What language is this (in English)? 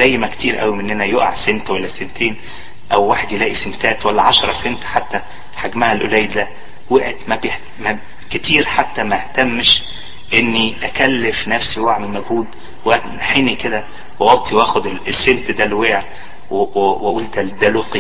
Arabic